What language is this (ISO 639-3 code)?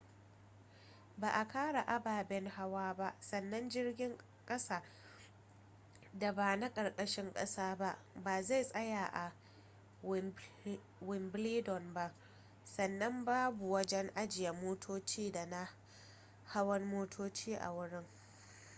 hau